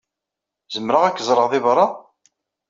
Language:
Kabyle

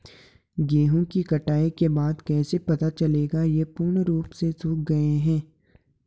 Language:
Hindi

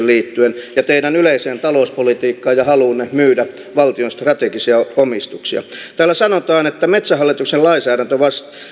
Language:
Finnish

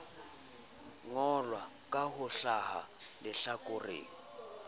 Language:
Southern Sotho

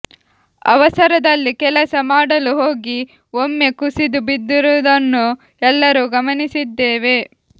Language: Kannada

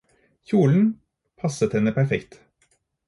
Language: Norwegian Bokmål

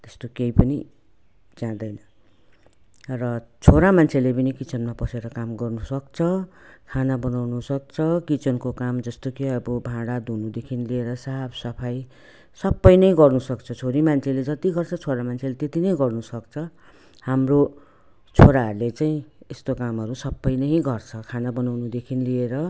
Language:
Nepali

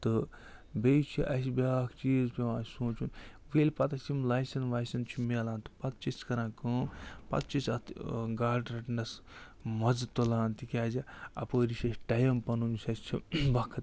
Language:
Kashmiri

